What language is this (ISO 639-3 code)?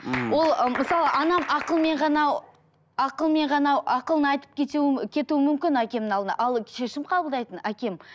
kaz